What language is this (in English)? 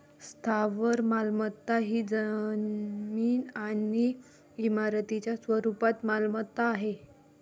Marathi